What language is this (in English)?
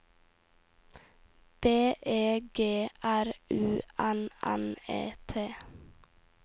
Norwegian